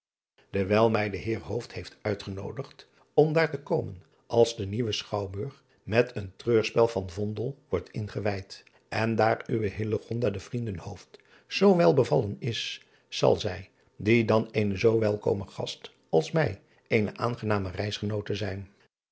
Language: Dutch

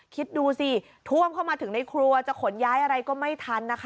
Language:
Thai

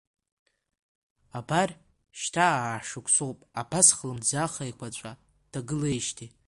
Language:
Abkhazian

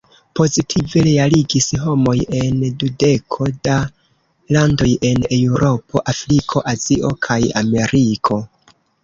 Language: Esperanto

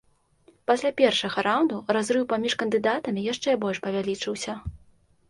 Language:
Belarusian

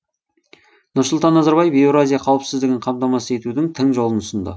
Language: Kazakh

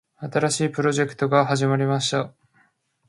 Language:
Japanese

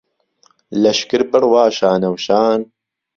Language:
Central Kurdish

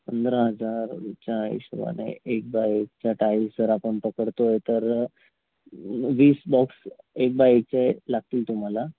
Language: Marathi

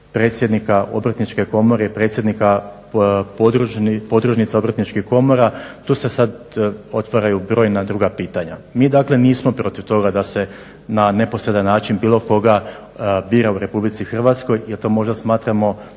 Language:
Croatian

